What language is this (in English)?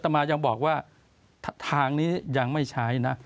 Thai